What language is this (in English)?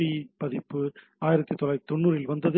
Tamil